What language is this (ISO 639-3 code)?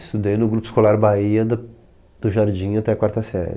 por